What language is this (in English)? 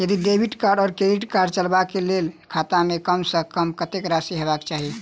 Maithili